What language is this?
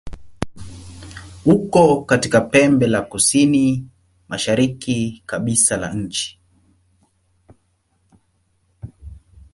Swahili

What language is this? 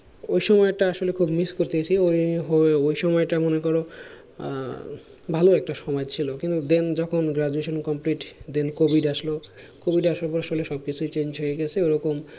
Bangla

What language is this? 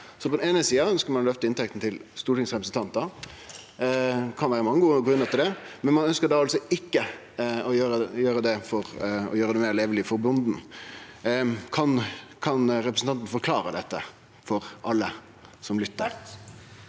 Norwegian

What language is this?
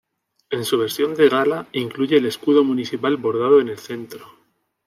Spanish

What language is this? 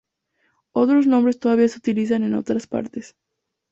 Spanish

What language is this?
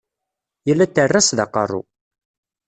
Kabyle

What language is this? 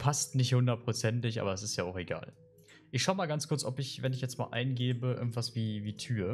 German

